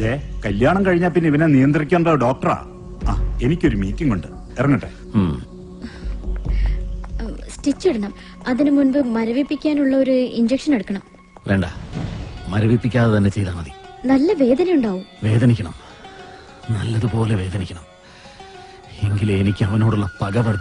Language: Hindi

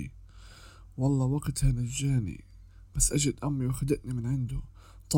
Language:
Arabic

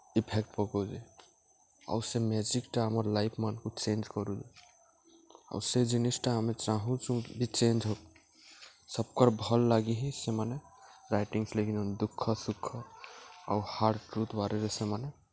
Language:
Odia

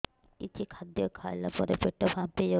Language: Odia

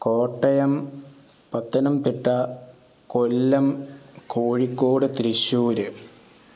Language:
Malayalam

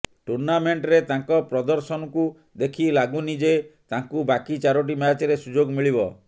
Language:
Odia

